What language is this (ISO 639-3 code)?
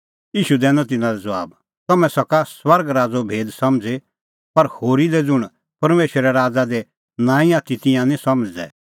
kfx